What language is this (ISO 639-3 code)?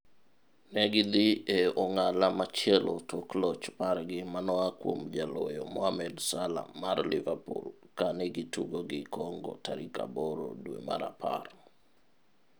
luo